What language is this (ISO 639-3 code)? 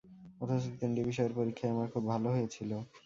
ben